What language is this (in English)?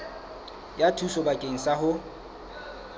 Southern Sotho